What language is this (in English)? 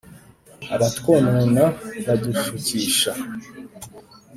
Kinyarwanda